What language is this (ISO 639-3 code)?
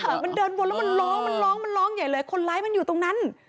tha